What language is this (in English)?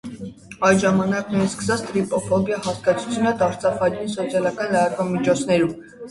Armenian